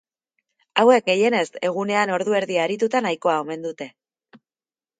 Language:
Basque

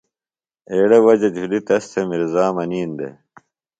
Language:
Phalura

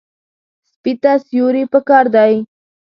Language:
Pashto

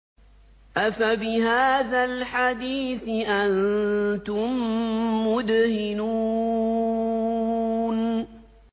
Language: Arabic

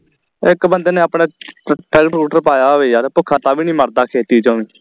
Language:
Punjabi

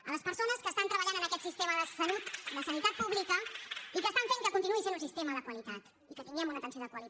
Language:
Catalan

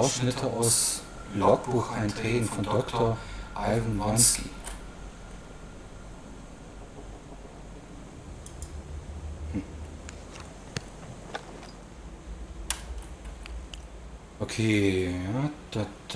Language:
German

